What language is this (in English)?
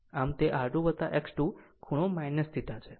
Gujarati